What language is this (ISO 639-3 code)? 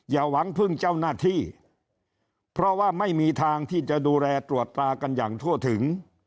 tha